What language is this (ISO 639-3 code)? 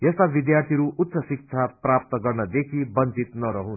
nep